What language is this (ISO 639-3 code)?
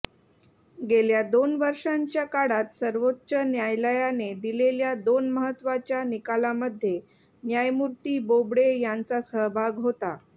mar